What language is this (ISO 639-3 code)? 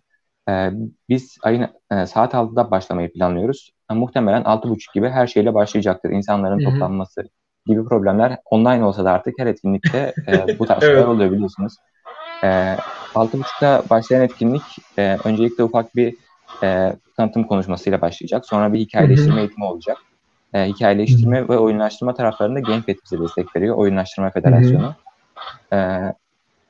tur